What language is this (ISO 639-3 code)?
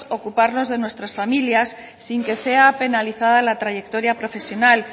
spa